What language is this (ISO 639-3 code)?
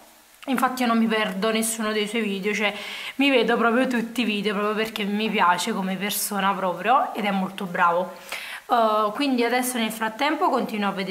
ita